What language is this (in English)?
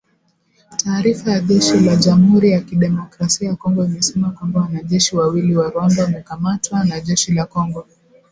Swahili